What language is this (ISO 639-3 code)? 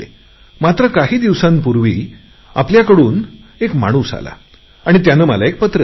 mar